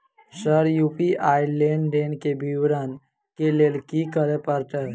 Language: Maithili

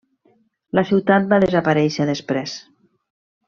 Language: Catalan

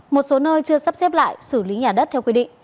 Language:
Vietnamese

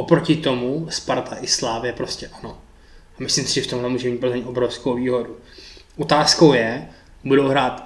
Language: Czech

